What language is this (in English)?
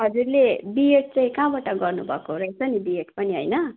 Nepali